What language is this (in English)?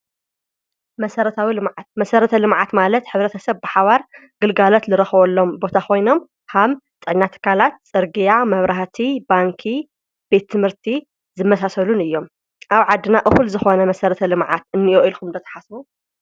Tigrinya